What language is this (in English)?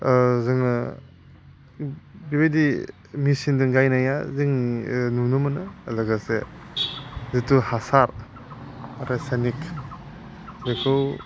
Bodo